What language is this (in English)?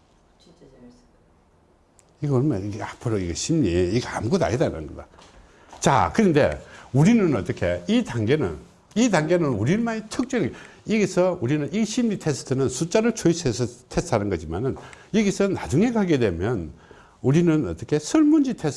Korean